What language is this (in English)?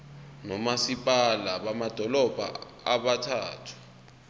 Zulu